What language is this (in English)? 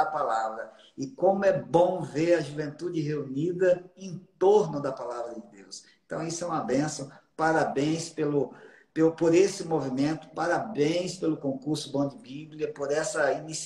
Portuguese